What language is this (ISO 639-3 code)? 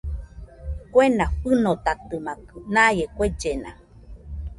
hux